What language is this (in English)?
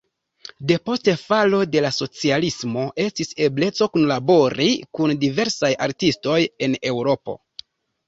Esperanto